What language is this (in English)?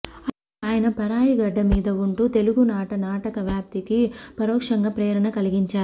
Telugu